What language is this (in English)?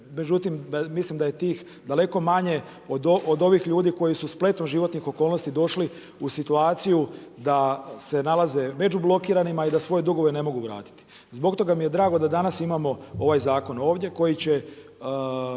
Croatian